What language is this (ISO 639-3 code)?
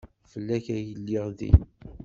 kab